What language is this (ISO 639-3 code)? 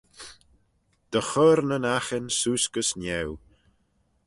glv